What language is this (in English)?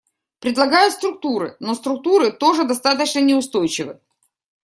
Russian